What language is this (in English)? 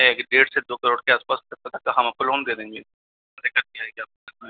Hindi